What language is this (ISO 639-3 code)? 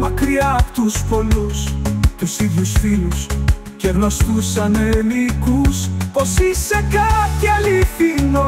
ell